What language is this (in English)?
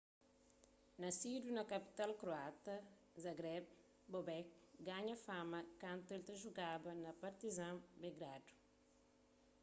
Kabuverdianu